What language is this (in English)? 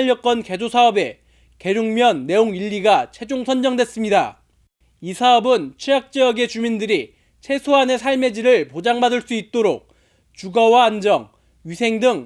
Korean